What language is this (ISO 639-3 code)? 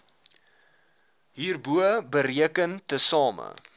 afr